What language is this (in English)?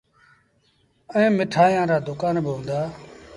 Sindhi Bhil